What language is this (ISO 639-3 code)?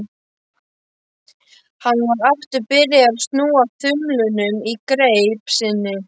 isl